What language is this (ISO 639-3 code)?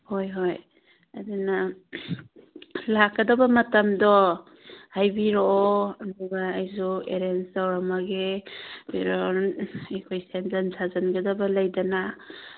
mni